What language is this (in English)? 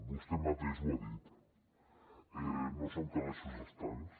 Catalan